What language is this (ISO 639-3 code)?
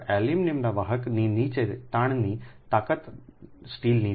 guj